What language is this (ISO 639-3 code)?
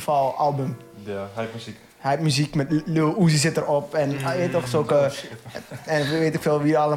nld